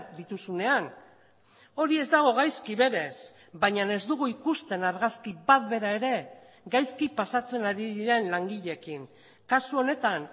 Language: Basque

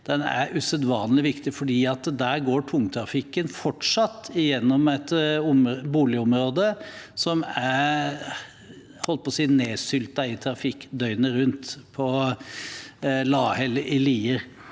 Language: Norwegian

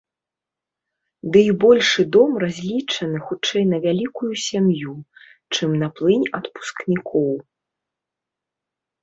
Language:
Belarusian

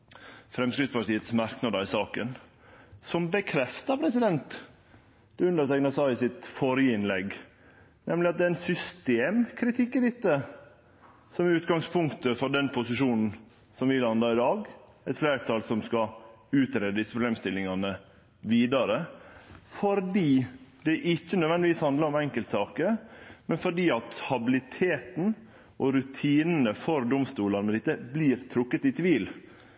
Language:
Norwegian Nynorsk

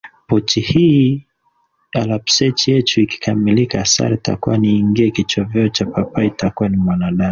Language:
Swahili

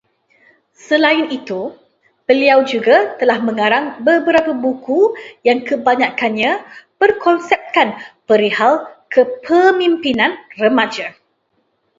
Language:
Malay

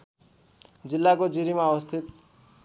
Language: Nepali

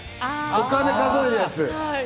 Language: Japanese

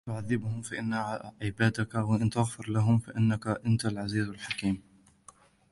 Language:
Arabic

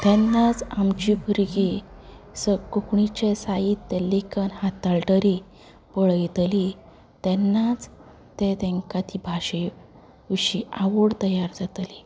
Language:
Konkani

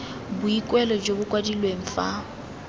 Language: Tswana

